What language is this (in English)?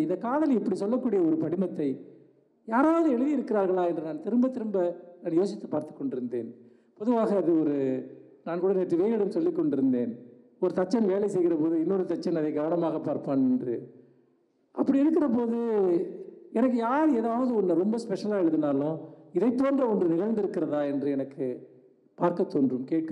Indonesian